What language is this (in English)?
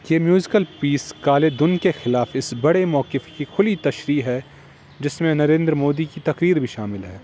Urdu